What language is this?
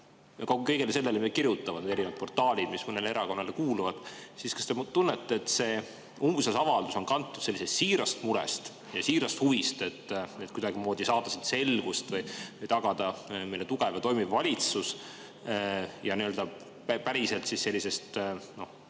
Estonian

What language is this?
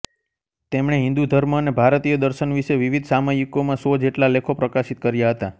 Gujarati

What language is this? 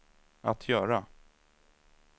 Swedish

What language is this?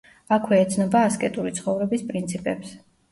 Georgian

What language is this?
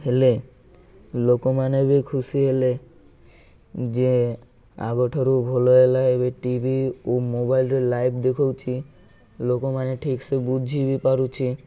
Odia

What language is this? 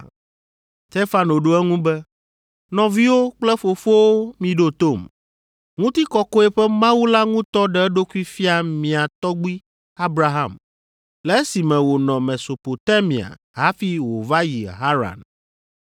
Ewe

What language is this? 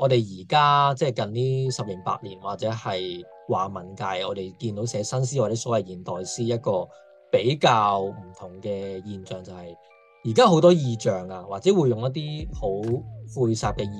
Chinese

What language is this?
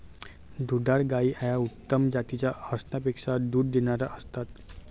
Marathi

